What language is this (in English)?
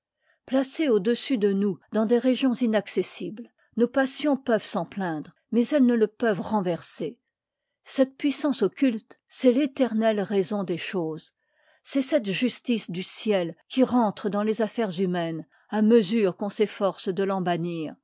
French